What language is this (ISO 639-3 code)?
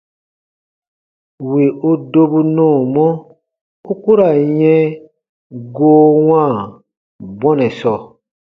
bba